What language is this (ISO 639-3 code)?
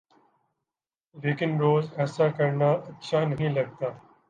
urd